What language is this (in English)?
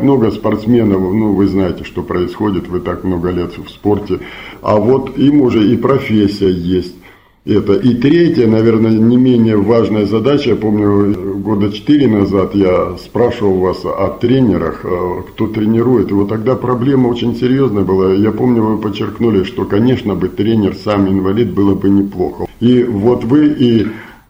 Russian